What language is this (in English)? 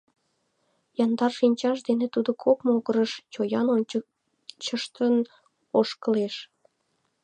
Mari